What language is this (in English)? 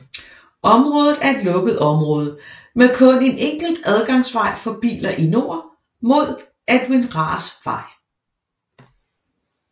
Danish